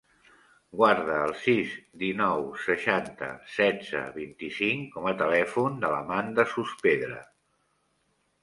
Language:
Catalan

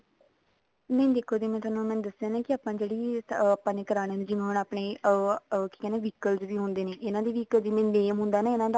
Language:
Punjabi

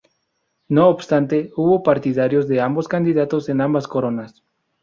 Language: Spanish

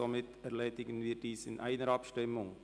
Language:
Swiss German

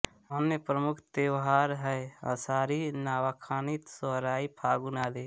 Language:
Hindi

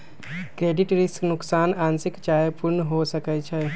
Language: Magahi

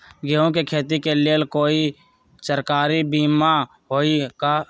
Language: Magahi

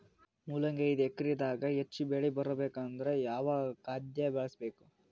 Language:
Kannada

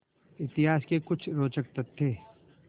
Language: Hindi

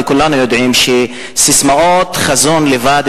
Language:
Hebrew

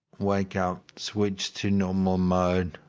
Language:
English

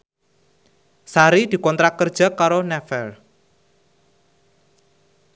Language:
Javanese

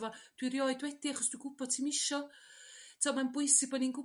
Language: Welsh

